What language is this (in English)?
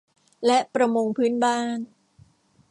Thai